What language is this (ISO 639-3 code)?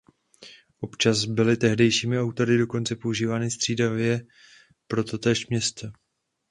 ces